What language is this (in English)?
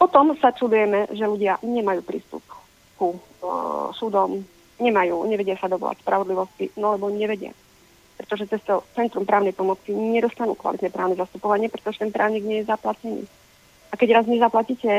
Slovak